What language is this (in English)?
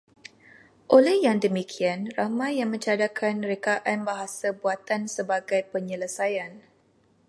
Malay